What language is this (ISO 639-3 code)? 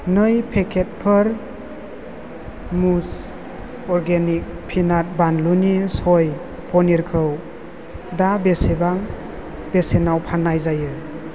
brx